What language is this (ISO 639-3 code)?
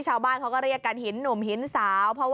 tha